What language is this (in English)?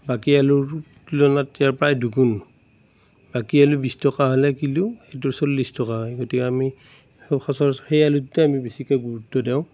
Assamese